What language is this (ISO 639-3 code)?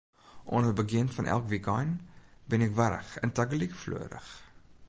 fry